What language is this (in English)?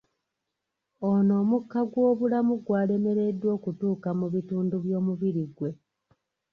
Ganda